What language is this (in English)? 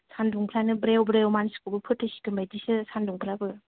Bodo